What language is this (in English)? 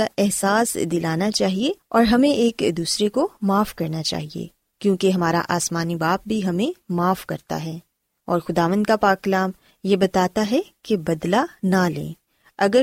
Urdu